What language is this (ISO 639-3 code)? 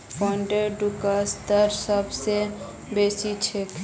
mag